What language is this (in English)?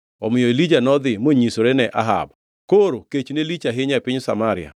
Luo (Kenya and Tanzania)